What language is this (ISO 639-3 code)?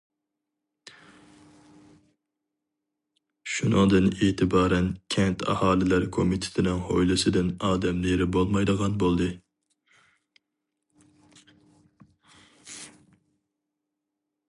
uig